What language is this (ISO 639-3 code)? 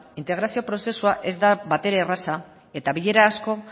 eus